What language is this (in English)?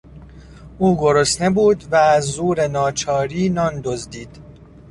Persian